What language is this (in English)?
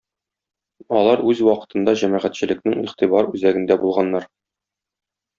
Tatar